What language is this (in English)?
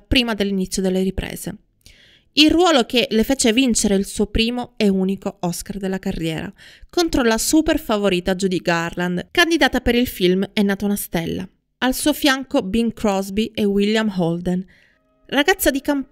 Italian